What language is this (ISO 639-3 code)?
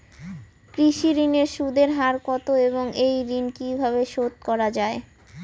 ben